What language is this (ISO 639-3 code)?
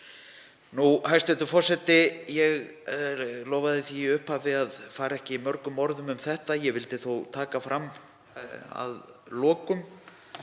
isl